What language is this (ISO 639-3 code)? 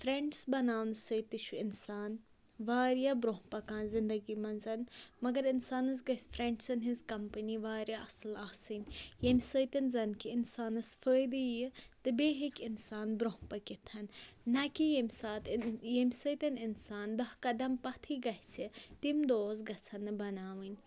kas